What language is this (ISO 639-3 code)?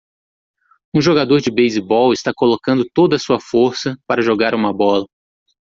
por